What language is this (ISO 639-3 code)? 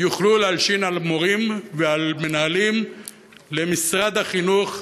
heb